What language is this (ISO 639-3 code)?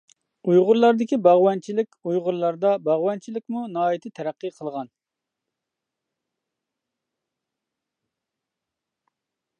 uig